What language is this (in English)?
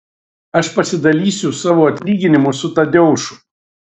Lithuanian